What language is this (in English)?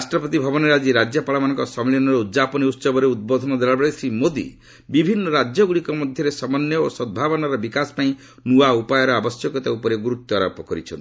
Odia